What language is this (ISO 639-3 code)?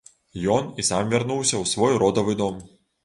bel